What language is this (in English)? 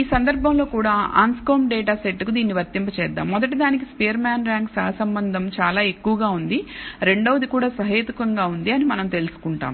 Telugu